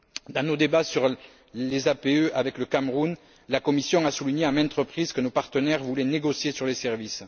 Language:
French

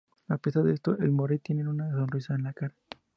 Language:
Spanish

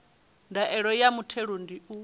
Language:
Venda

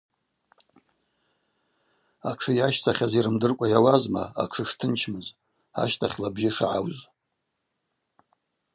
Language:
Abaza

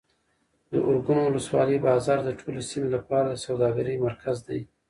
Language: Pashto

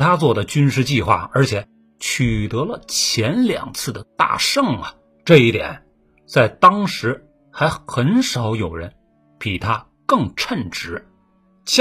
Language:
Chinese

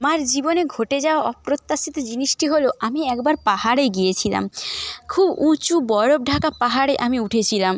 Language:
Bangla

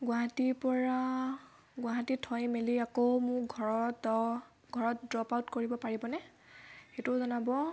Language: Assamese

